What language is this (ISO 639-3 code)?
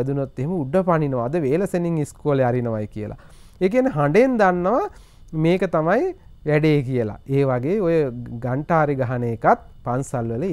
tur